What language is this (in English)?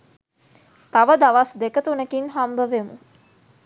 Sinhala